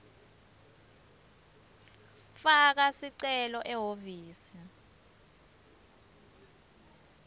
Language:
Swati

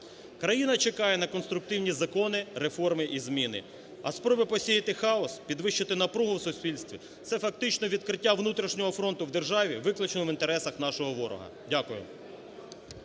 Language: Ukrainian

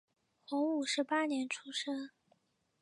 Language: Chinese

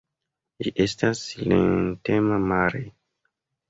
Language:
Esperanto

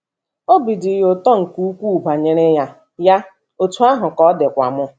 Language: Igbo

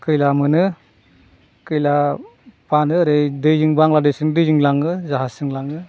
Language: Bodo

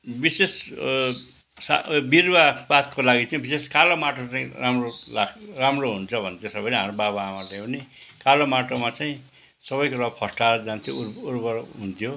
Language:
Nepali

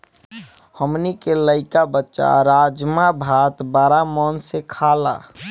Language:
Bhojpuri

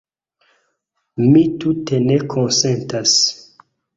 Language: Esperanto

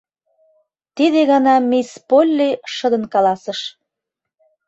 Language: Mari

